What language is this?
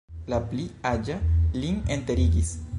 Esperanto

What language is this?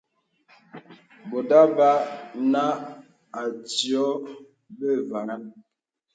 Bebele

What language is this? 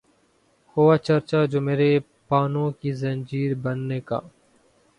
Urdu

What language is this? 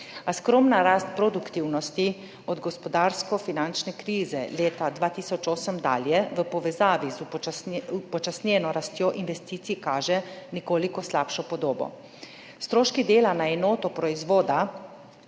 Slovenian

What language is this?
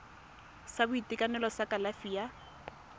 Tswana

